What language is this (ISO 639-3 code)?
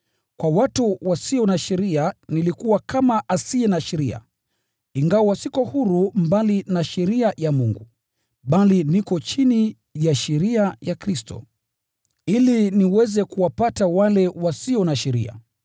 swa